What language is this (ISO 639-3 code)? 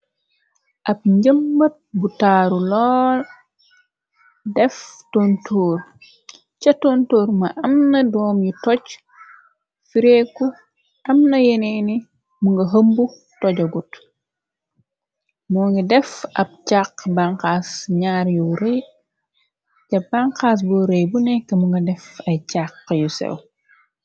wol